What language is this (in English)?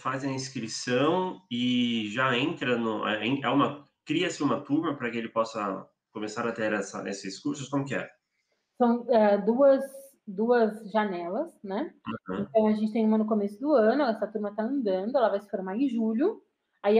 Portuguese